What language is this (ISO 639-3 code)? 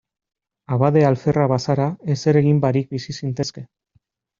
eus